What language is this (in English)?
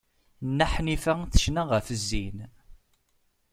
Kabyle